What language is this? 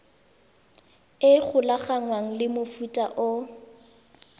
Tswana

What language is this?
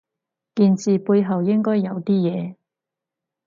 Cantonese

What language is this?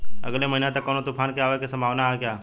Bhojpuri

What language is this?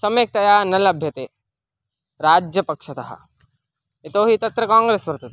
Sanskrit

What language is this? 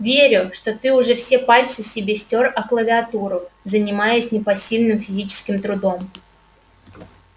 Russian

